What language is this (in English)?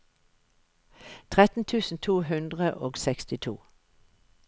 Norwegian